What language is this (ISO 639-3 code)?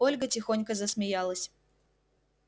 rus